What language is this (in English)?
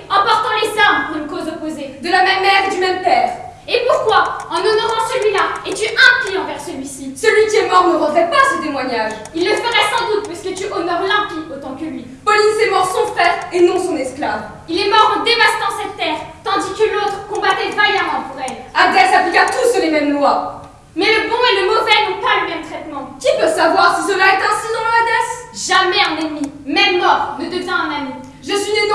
French